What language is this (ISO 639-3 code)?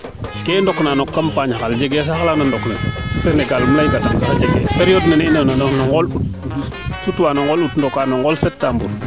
srr